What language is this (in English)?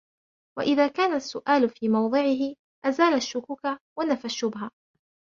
Arabic